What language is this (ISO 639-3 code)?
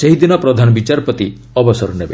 ori